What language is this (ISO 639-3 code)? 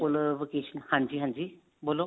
pan